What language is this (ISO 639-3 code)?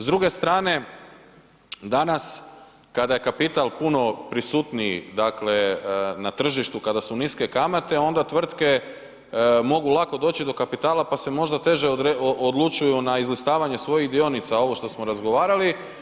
hrv